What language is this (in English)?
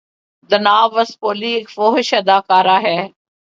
Urdu